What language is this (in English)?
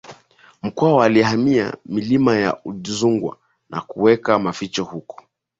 Swahili